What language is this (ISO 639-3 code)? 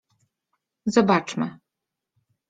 pol